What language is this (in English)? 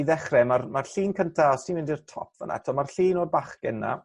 Welsh